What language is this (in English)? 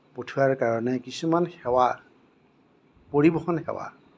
Assamese